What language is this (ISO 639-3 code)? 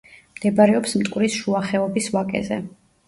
kat